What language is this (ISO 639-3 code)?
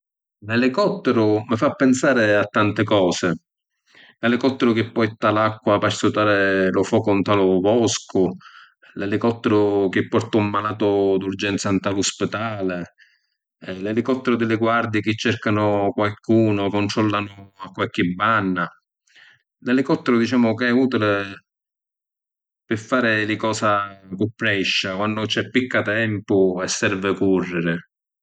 scn